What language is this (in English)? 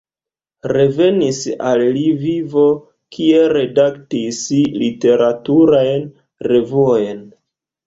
Esperanto